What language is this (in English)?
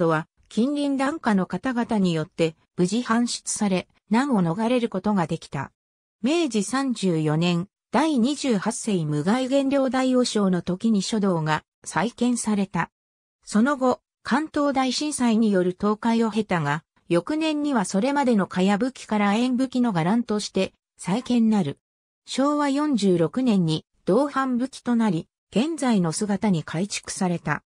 Japanese